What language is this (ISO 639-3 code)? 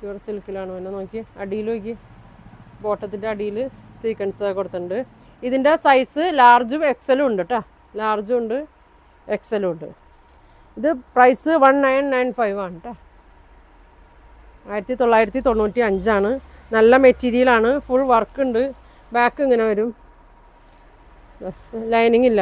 mal